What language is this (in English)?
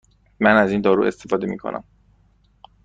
Persian